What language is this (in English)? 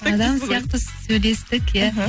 Kazakh